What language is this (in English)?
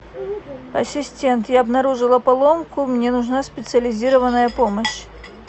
Russian